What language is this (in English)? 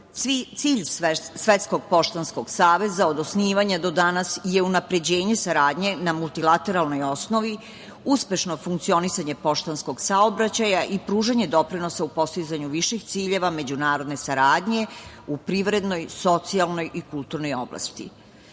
Serbian